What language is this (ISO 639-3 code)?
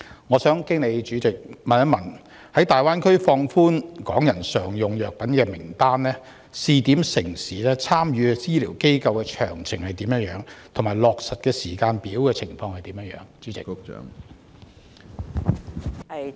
yue